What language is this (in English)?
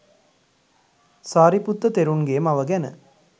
Sinhala